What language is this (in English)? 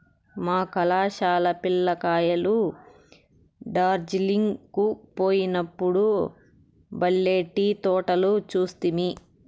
Telugu